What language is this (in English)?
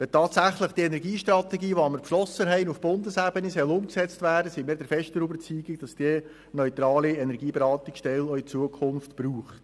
Swiss German